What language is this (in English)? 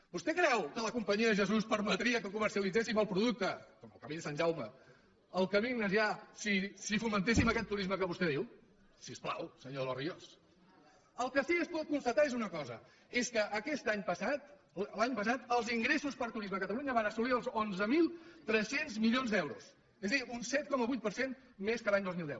Catalan